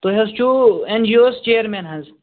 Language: Kashmiri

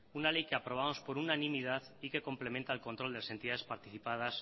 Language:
Spanish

